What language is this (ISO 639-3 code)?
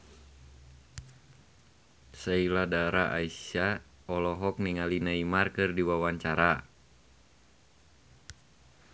sun